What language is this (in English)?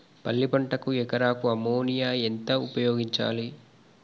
Telugu